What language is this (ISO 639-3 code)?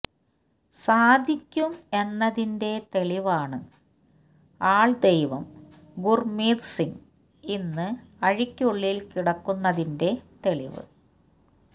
mal